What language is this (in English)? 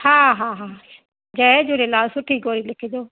Sindhi